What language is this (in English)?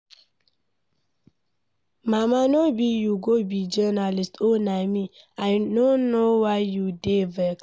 Nigerian Pidgin